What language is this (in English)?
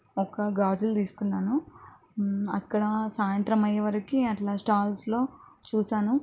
Telugu